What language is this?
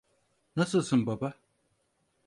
Turkish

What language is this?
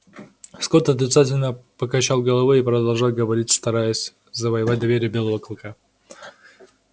Russian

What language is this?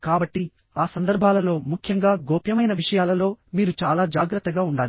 Telugu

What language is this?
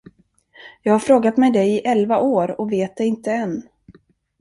Swedish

